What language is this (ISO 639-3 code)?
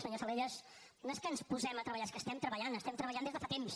cat